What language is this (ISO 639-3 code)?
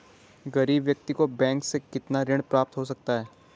hin